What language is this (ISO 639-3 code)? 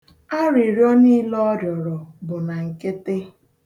ibo